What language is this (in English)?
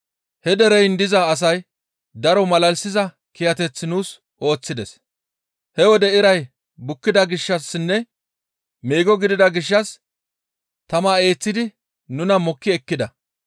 Gamo